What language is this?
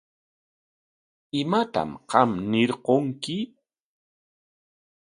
Corongo Ancash Quechua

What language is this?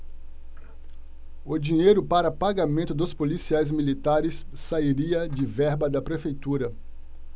Portuguese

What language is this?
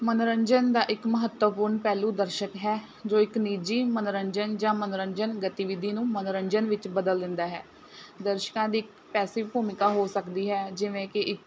Punjabi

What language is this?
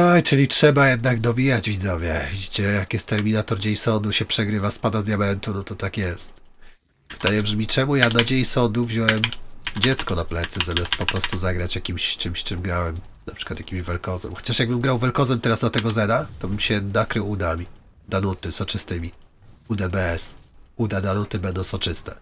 Polish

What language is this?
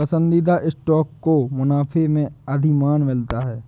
Hindi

